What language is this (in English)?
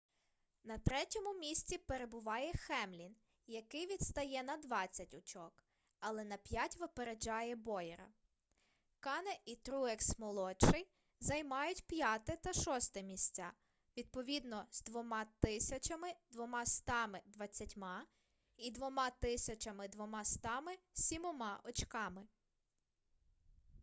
Ukrainian